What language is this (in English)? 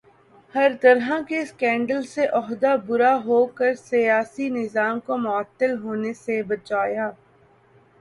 Urdu